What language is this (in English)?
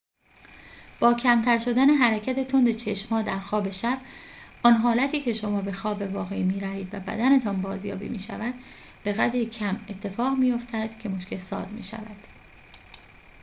Persian